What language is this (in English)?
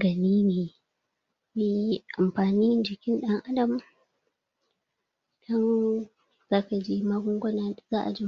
Hausa